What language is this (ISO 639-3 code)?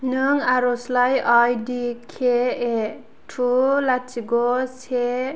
brx